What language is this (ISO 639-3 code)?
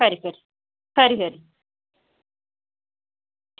doi